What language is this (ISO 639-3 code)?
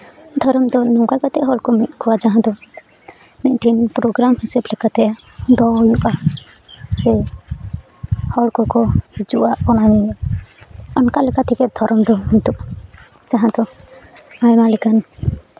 sat